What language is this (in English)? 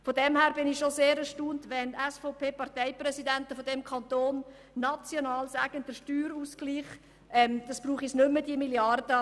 Swiss German